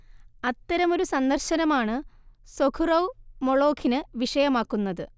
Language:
Malayalam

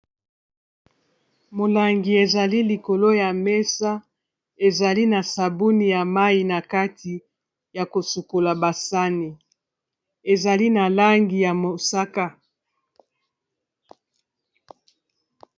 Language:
Lingala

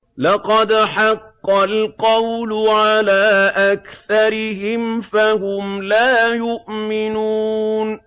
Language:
Arabic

